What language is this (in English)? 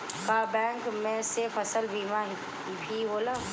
Bhojpuri